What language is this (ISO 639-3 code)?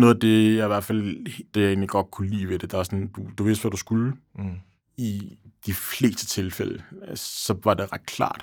dan